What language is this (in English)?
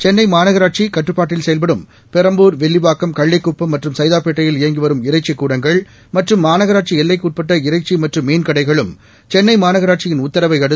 Tamil